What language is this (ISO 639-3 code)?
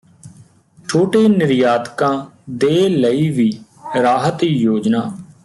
pan